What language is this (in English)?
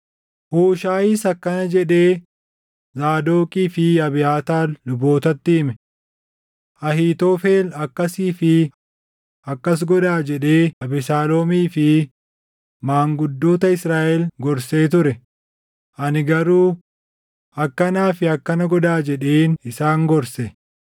Oromo